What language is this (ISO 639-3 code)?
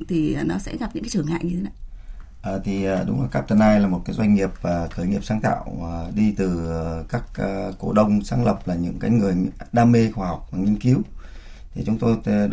vie